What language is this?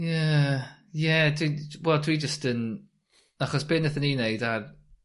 Welsh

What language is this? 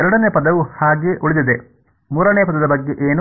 Kannada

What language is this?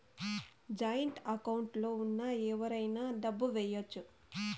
Telugu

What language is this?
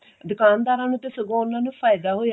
Punjabi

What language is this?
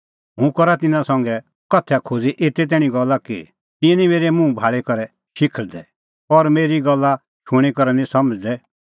Kullu Pahari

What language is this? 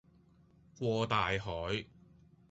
Cantonese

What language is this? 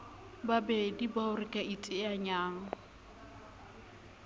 Southern Sotho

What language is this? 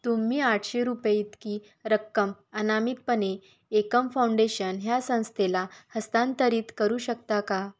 Marathi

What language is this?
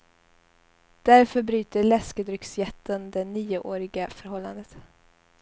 Swedish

